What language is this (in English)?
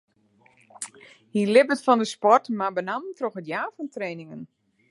Western Frisian